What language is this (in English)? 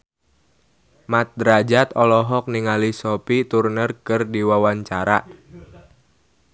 Sundanese